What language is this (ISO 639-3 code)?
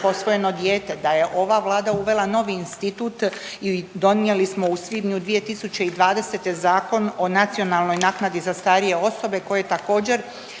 hrv